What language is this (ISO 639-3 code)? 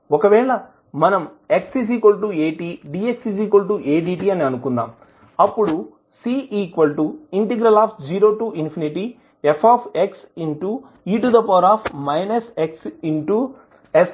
tel